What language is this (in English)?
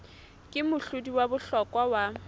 Southern Sotho